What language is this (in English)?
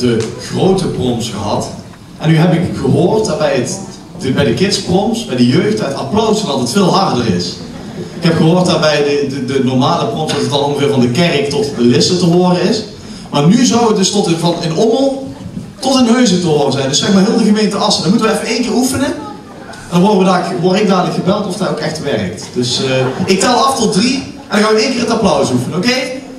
Dutch